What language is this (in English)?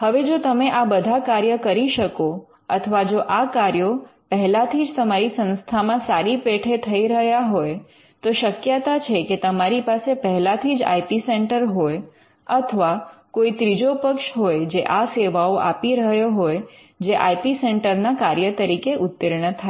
Gujarati